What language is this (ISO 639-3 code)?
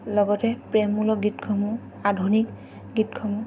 asm